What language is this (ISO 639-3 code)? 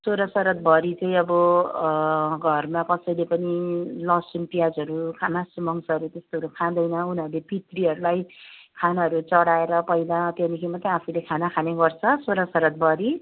nep